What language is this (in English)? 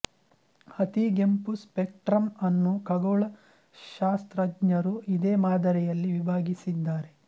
Kannada